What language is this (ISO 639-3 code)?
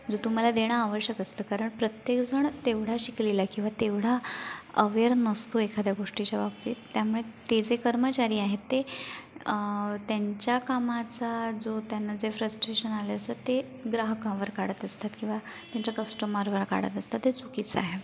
mar